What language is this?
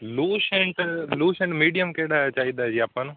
Punjabi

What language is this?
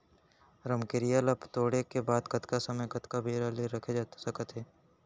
Chhattisgarhi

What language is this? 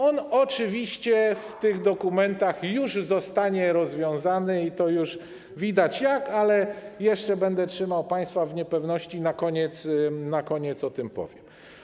Polish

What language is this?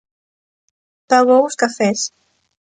Galician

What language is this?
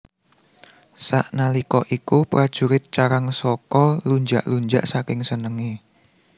Javanese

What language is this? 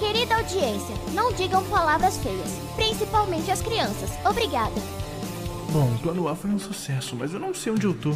Portuguese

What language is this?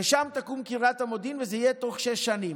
Hebrew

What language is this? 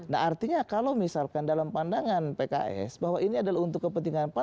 Indonesian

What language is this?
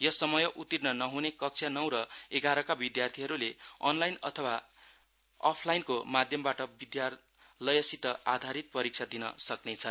Nepali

